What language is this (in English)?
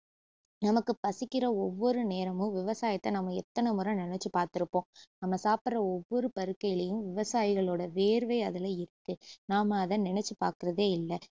Tamil